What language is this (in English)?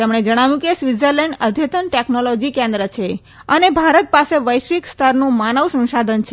Gujarati